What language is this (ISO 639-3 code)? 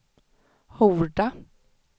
swe